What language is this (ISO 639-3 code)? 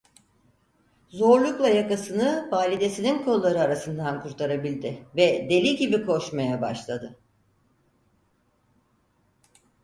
tur